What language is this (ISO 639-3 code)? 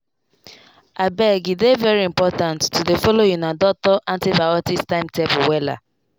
pcm